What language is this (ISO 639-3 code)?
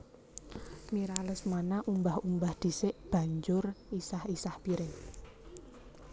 jav